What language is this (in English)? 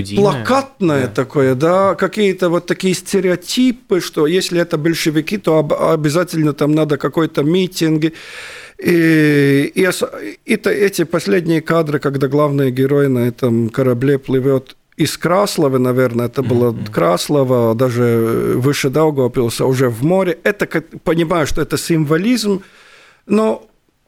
Russian